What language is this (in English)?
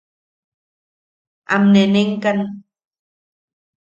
Yaqui